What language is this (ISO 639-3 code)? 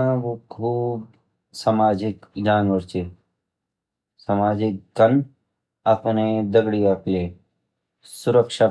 gbm